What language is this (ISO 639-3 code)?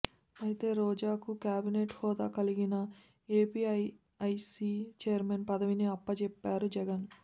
tel